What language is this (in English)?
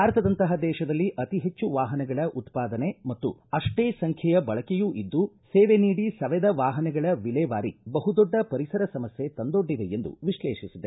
Kannada